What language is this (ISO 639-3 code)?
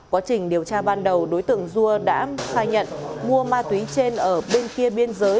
vie